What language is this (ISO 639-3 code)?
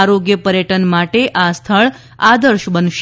guj